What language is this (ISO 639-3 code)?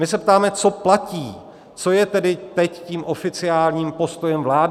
ces